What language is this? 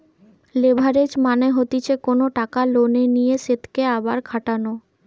Bangla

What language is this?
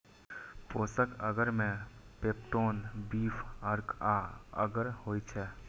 Maithili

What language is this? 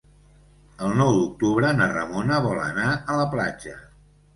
Catalan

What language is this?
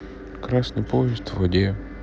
Russian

